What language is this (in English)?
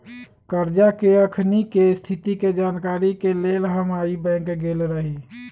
Magahi